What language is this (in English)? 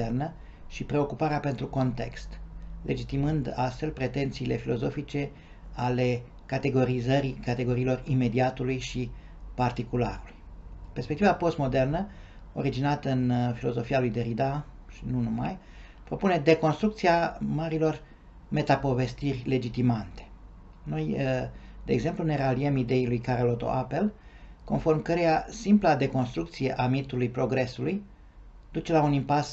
Romanian